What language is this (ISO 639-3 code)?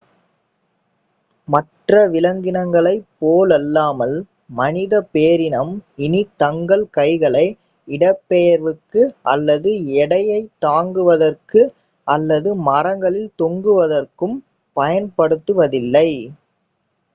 tam